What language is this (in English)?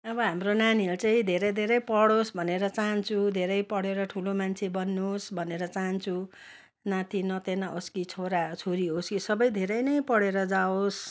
Nepali